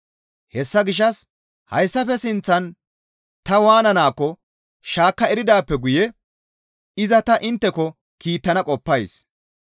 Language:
Gamo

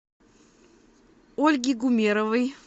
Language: Russian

